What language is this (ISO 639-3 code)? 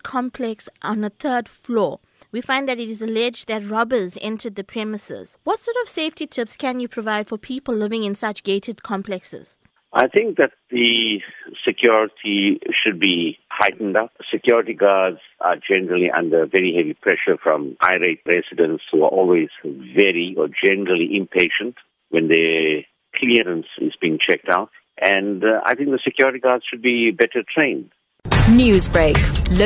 eng